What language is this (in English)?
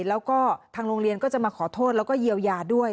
Thai